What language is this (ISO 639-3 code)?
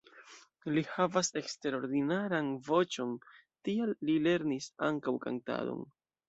epo